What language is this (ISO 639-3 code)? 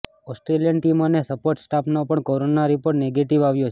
guj